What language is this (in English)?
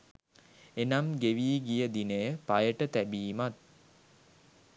Sinhala